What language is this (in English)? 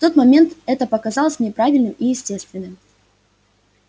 Russian